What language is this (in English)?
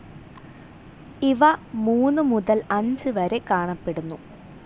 Malayalam